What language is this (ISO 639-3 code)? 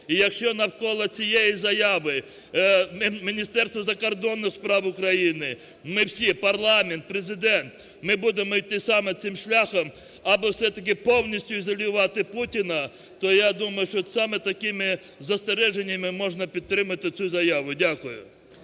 ukr